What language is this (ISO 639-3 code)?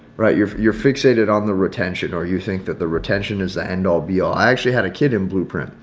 eng